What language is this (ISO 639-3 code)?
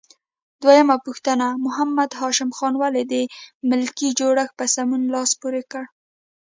pus